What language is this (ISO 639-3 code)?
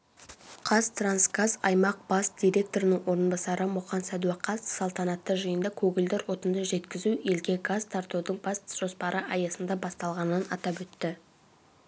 kaz